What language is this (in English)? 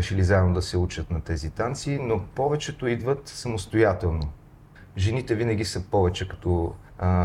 Bulgarian